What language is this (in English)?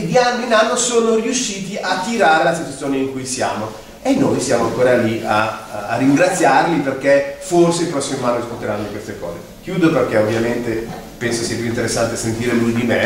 Italian